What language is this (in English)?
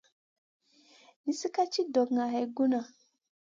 Masana